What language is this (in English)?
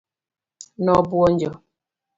Luo (Kenya and Tanzania)